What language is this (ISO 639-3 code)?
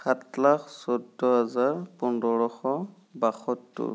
asm